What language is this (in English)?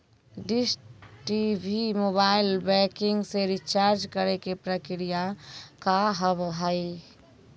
Maithili